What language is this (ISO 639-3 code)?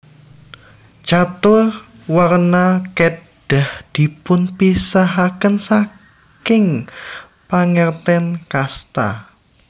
jav